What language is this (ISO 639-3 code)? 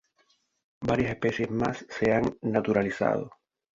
spa